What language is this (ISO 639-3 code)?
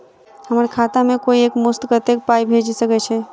mai